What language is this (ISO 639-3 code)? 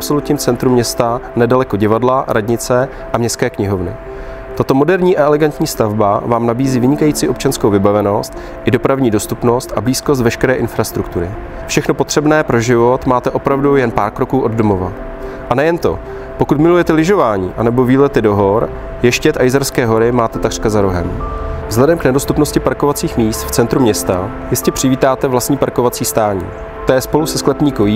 ces